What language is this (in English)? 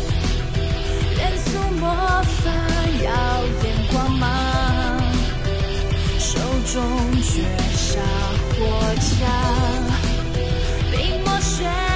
Chinese